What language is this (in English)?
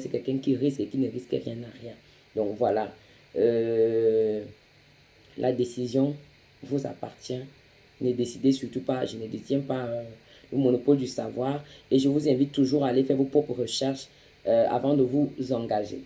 French